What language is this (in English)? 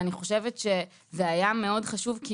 Hebrew